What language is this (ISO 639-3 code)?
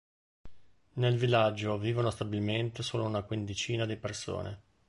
ita